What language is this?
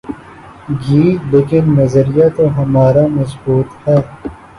Urdu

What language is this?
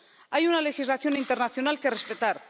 Spanish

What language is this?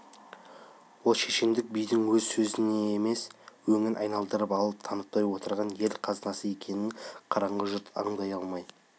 Kazakh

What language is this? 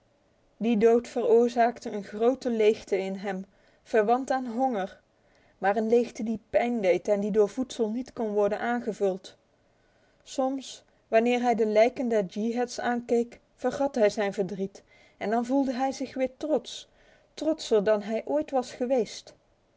Dutch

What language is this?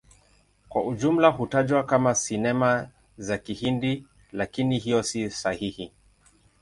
Swahili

